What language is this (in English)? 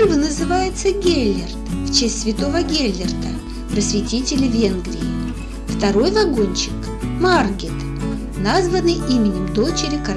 Russian